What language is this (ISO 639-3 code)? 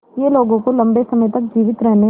hin